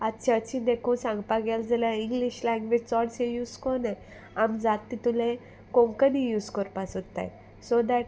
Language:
Konkani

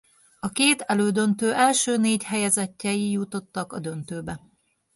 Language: Hungarian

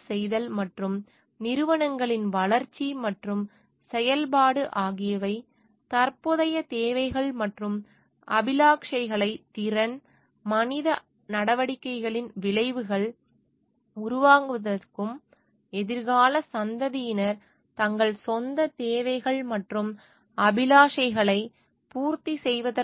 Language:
Tamil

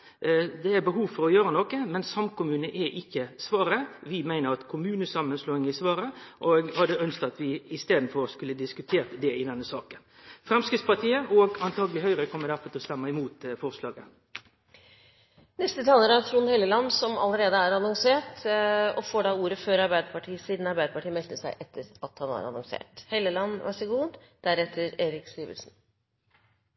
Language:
Norwegian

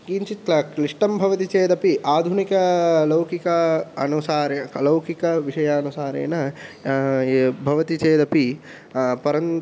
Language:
Sanskrit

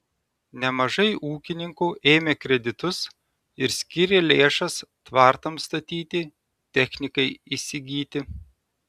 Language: Lithuanian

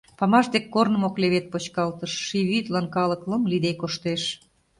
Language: Mari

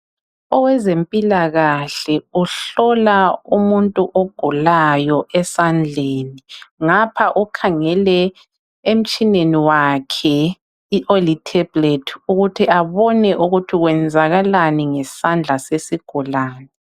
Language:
North Ndebele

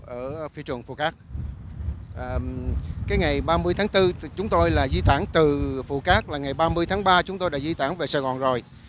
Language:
Vietnamese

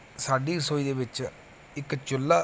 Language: Punjabi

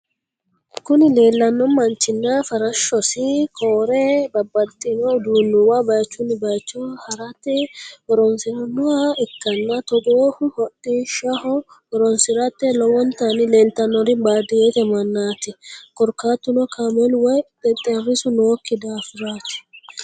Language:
Sidamo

